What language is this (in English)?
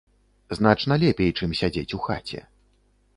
Belarusian